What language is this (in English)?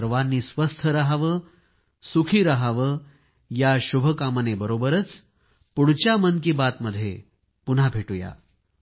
Marathi